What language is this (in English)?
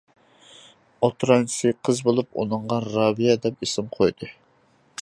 Uyghur